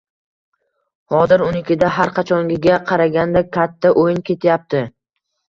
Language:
Uzbek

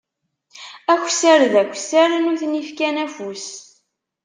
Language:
Kabyle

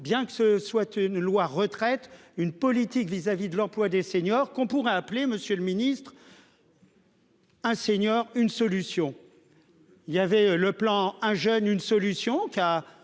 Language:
French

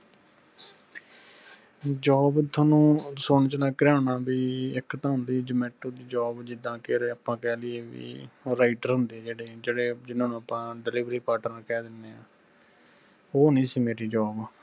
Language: Punjabi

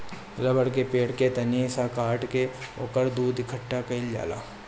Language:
Bhojpuri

